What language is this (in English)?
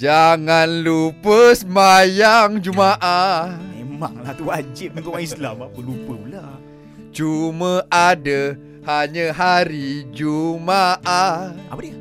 Malay